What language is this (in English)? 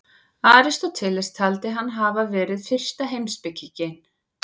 Icelandic